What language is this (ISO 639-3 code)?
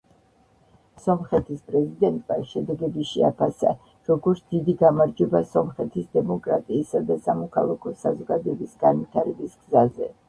kat